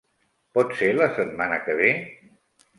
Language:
Catalan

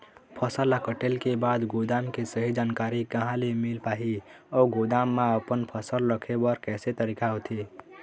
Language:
Chhattisgarhi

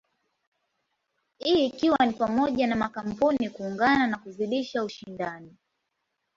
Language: Swahili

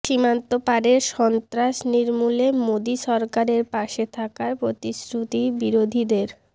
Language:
Bangla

